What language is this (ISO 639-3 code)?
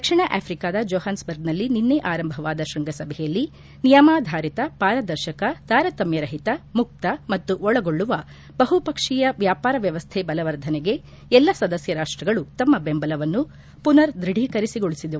kan